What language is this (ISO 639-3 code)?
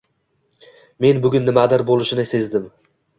uzb